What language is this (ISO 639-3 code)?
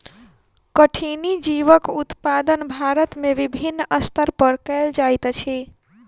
mai